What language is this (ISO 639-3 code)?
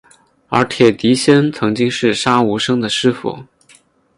zho